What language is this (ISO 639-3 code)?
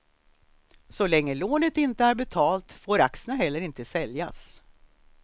swe